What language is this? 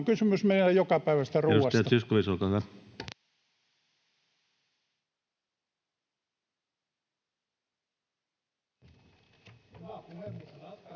Finnish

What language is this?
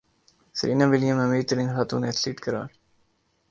Urdu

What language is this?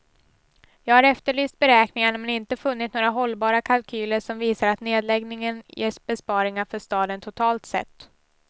Swedish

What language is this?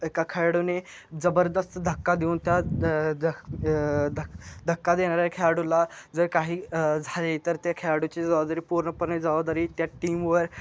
Marathi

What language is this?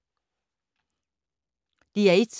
Danish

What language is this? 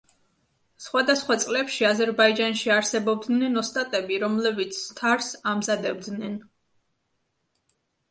Georgian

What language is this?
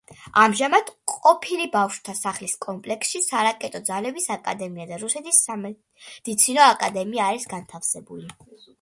Georgian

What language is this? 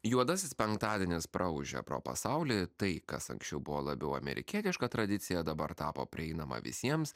Lithuanian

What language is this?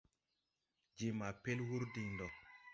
Tupuri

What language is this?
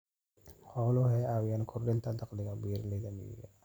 Somali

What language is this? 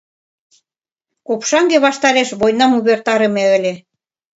Mari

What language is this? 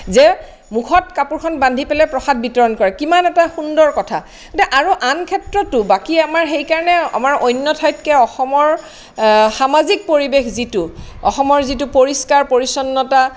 Assamese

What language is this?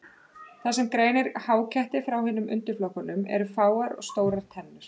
Icelandic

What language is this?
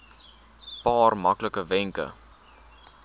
Afrikaans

